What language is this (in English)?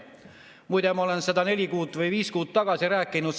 Estonian